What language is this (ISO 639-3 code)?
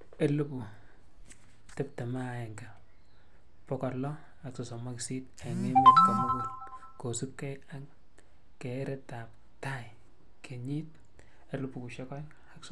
kln